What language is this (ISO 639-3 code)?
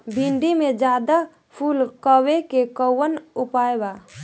bho